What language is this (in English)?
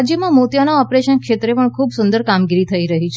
Gujarati